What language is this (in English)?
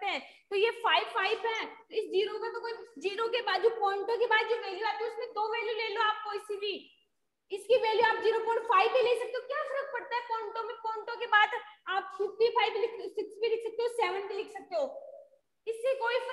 Hindi